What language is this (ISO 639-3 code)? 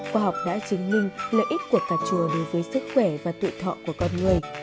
vie